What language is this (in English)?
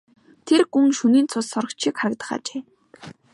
Mongolian